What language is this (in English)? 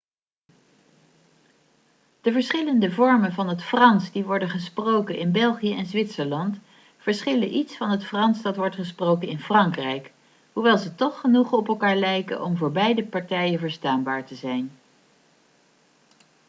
Dutch